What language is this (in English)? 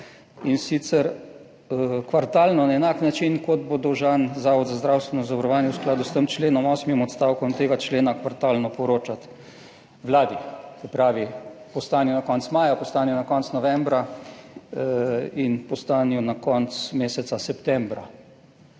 Slovenian